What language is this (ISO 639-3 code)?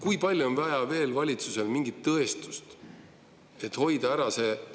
est